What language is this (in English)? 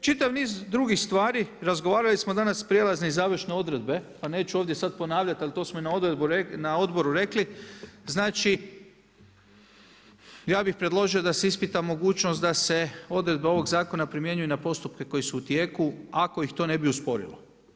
Croatian